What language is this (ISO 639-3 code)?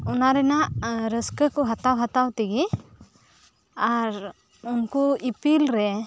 sat